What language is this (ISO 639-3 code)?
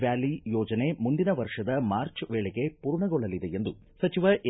kan